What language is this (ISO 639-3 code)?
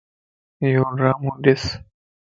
lss